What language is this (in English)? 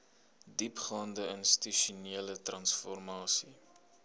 Afrikaans